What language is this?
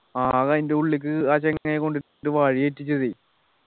Malayalam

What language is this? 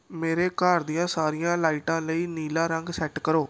Punjabi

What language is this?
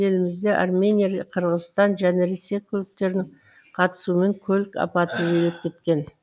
Kazakh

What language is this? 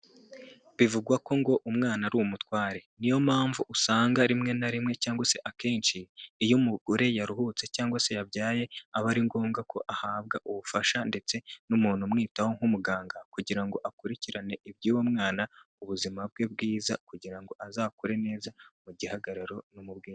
Kinyarwanda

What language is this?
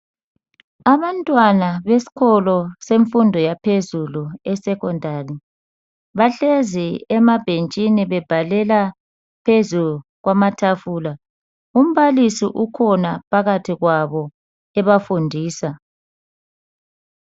North Ndebele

